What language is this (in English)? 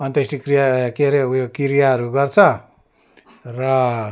Nepali